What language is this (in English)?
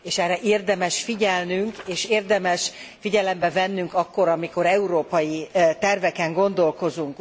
Hungarian